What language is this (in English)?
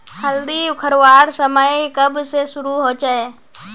Magahi